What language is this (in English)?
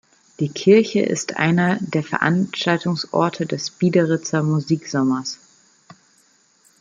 German